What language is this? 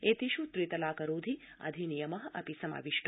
Sanskrit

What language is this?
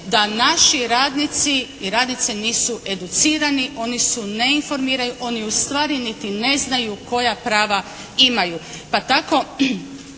Croatian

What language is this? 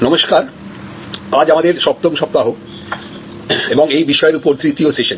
Bangla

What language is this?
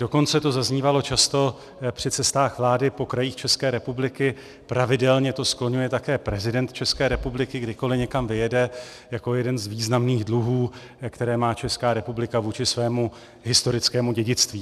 Czech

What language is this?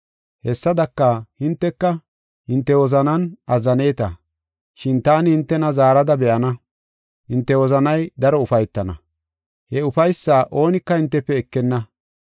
Gofa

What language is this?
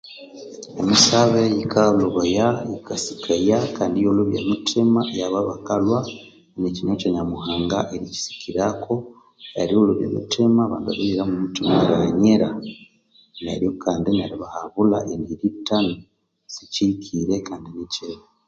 Konzo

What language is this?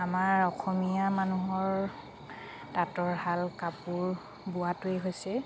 Assamese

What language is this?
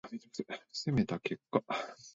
Japanese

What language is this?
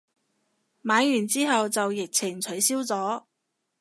Cantonese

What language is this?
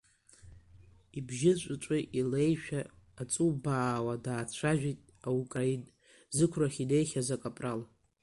Abkhazian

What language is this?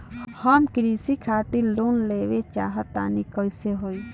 Bhojpuri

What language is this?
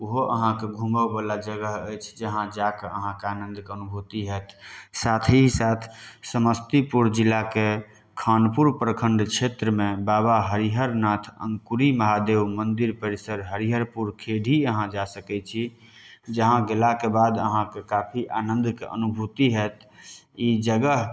Maithili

